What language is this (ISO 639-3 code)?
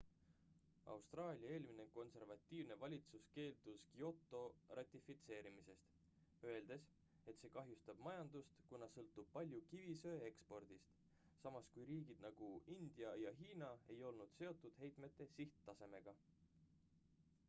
est